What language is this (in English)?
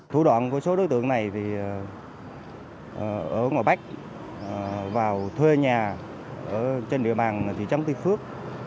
Vietnamese